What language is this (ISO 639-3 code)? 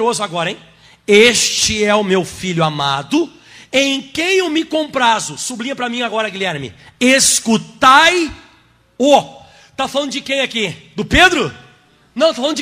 por